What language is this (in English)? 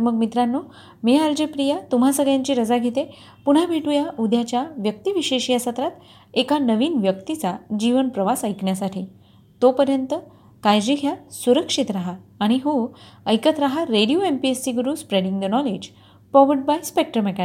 Marathi